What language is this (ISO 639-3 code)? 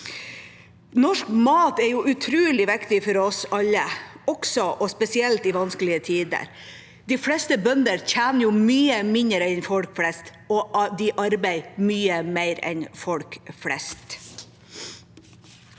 nor